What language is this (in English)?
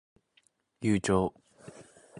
Japanese